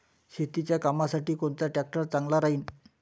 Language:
Marathi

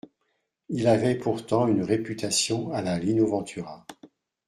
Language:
French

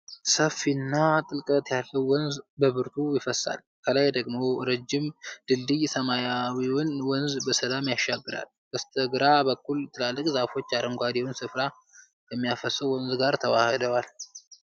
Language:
Amharic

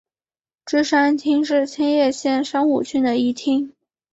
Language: Chinese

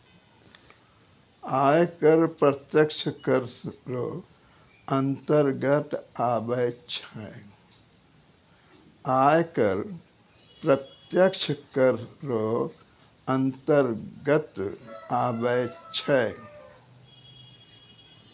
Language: Maithili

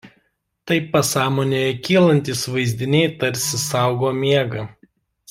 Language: Lithuanian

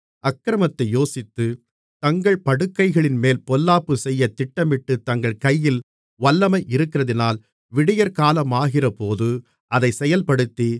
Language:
Tamil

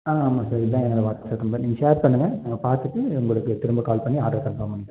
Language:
Tamil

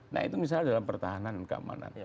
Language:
Indonesian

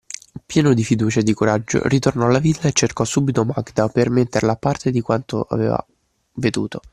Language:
Italian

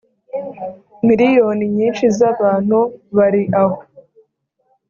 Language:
Kinyarwanda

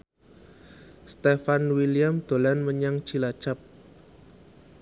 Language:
Javanese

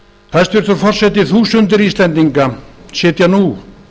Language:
Icelandic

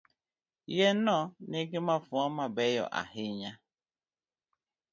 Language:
Luo (Kenya and Tanzania)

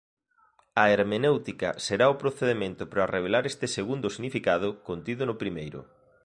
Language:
Galician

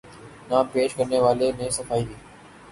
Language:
Urdu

